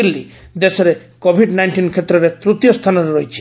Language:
Odia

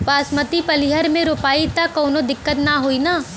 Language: Bhojpuri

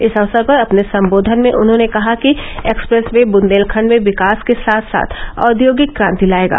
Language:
Hindi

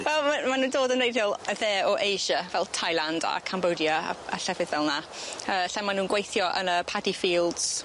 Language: Welsh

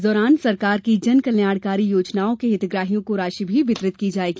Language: Hindi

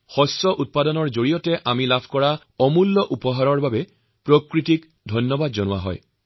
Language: Assamese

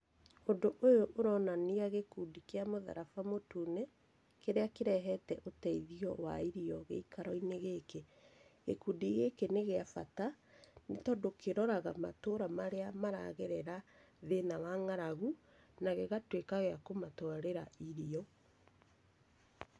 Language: Kikuyu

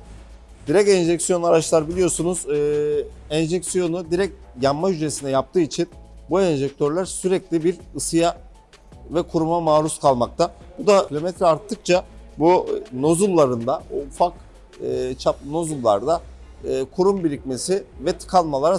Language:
Turkish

